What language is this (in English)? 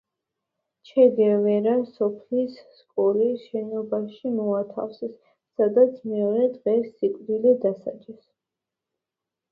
Georgian